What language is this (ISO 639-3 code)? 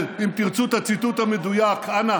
heb